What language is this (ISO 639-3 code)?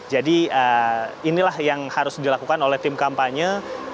ind